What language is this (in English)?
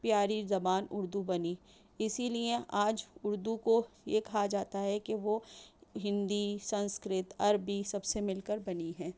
Urdu